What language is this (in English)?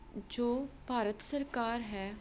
Punjabi